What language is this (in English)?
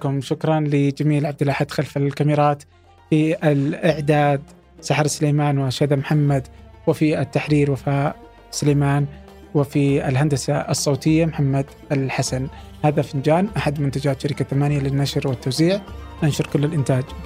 Arabic